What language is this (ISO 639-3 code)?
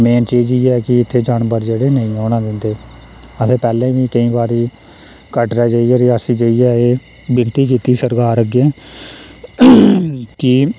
doi